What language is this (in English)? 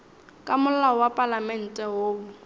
Northern Sotho